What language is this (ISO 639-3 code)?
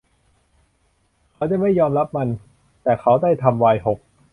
tha